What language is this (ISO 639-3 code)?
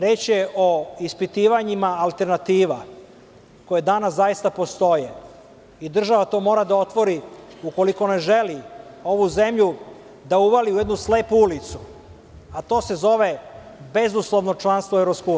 srp